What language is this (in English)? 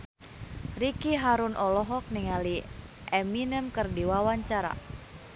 Sundanese